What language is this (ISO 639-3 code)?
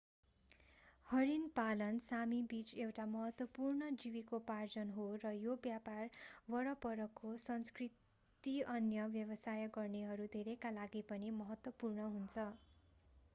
nep